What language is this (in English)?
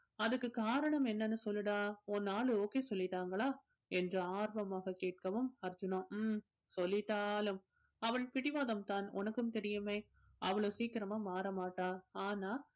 Tamil